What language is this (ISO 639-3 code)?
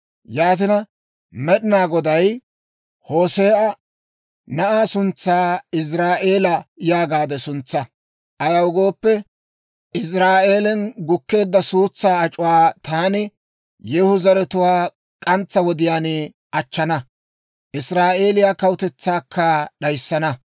dwr